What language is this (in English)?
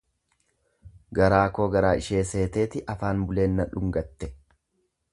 Oromo